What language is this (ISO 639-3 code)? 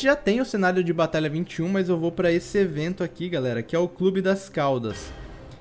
por